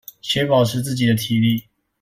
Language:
Chinese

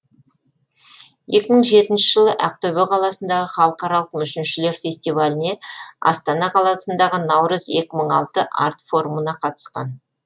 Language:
Kazakh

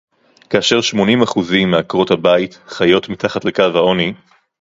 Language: Hebrew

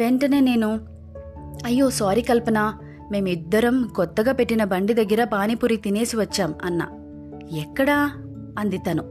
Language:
Telugu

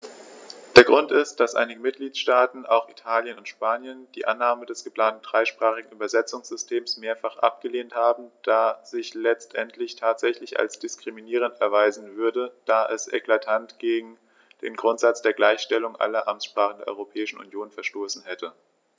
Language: German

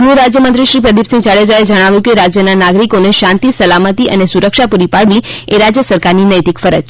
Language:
Gujarati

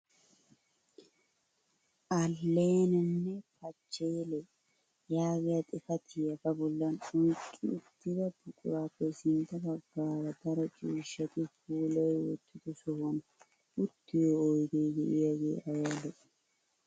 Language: Wolaytta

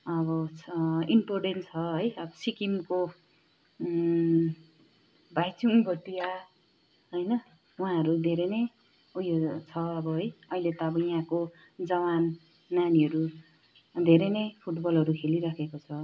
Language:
Nepali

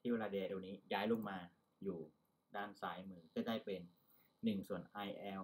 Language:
Thai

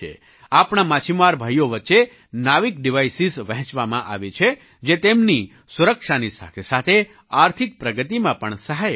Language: Gujarati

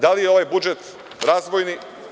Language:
Serbian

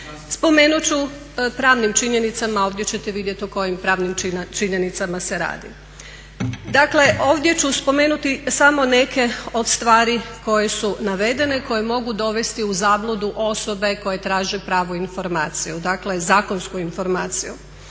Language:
Croatian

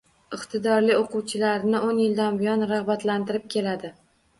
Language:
Uzbek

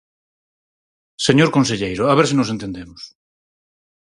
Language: Galician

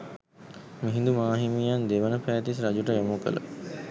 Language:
Sinhala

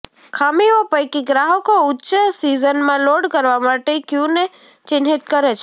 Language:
Gujarati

